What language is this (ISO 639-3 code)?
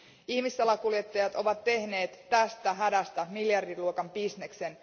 fin